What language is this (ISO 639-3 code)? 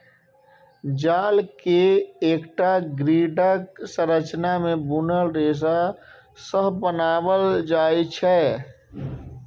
mai